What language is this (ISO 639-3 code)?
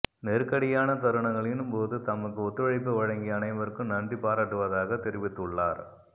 tam